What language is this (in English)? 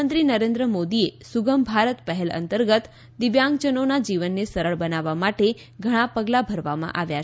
Gujarati